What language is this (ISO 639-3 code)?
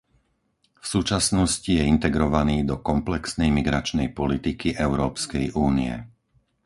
slk